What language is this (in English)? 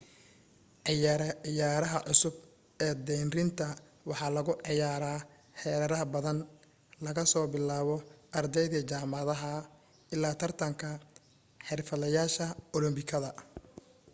Somali